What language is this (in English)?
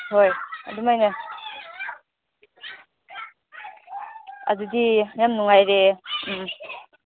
Manipuri